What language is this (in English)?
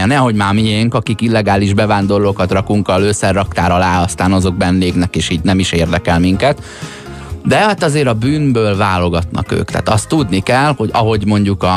Hungarian